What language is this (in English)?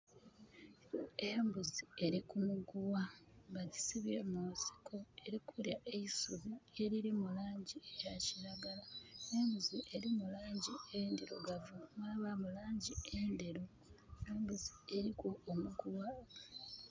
Soga